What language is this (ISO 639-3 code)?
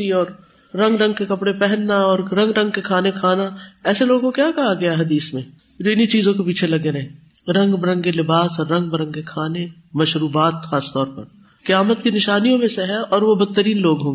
urd